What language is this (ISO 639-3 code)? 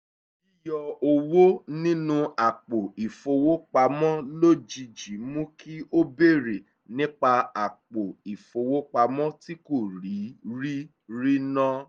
yor